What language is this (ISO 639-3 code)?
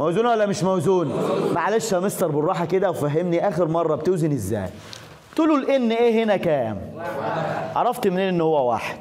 ara